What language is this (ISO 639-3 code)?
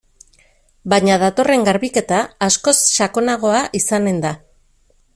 eus